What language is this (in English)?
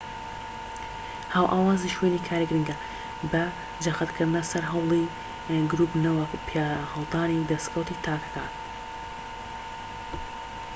Central Kurdish